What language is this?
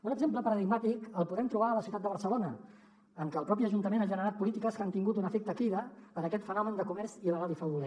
Catalan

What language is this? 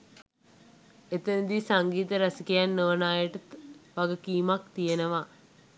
Sinhala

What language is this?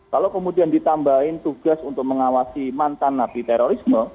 Indonesian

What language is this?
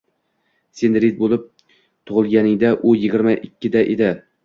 Uzbek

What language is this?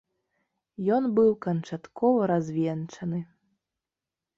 Belarusian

